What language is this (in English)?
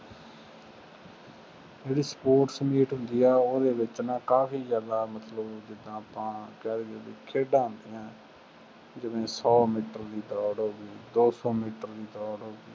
Punjabi